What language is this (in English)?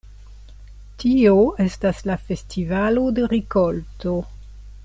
Esperanto